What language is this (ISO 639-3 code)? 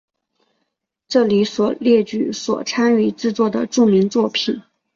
zho